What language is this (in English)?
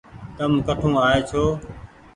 Goaria